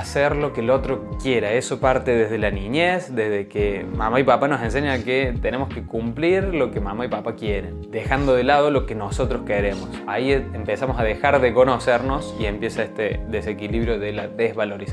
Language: Spanish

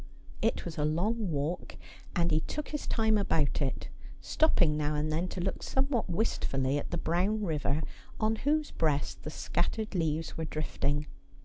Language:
English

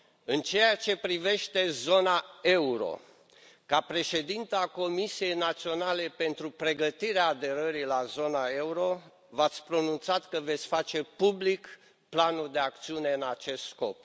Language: Romanian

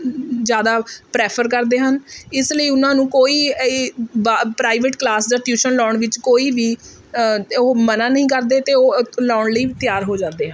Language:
Punjabi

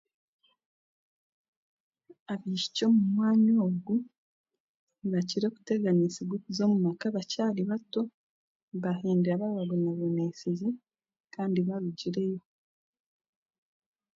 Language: Chiga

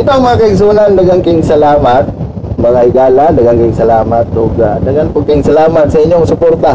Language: Filipino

